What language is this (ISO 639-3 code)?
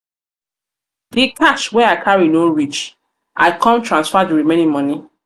pcm